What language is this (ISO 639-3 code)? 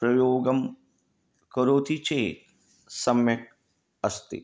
san